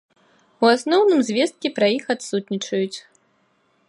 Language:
Belarusian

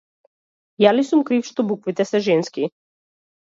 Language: Macedonian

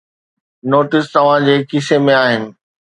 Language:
Sindhi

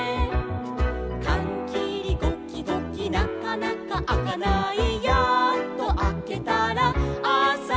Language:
Japanese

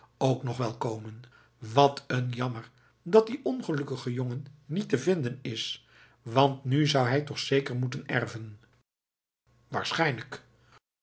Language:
Dutch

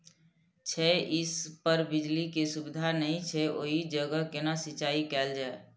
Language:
Maithili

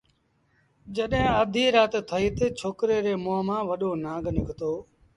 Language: Sindhi Bhil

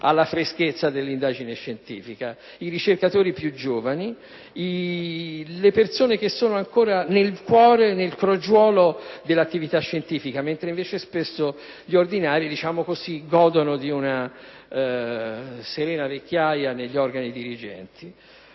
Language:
Italian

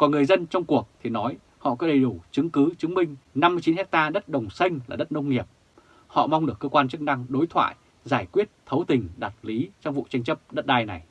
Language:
Vietnamese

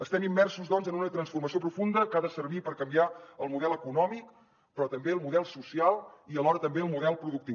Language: Catalan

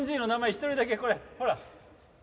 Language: Japanese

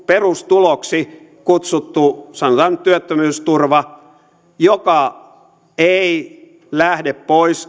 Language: Finnish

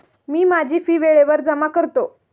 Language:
Marathi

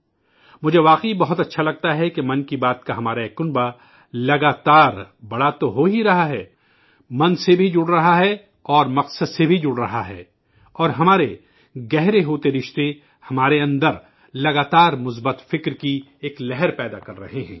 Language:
Urdu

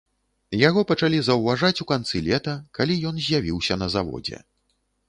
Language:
Belarusian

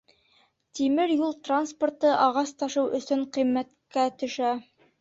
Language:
Bashkir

